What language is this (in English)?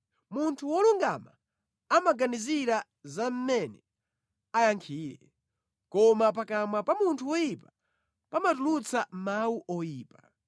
Nyanja